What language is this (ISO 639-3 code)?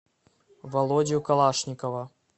rus